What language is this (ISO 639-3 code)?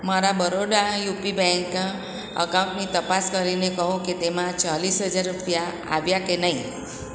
guj